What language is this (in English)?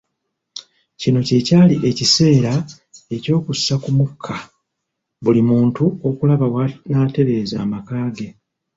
Ganda